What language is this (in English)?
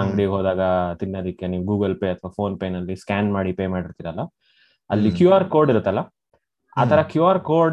Kannada